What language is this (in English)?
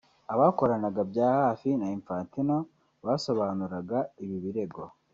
Kinyarwanda